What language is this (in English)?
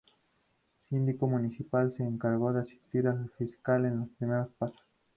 Spanish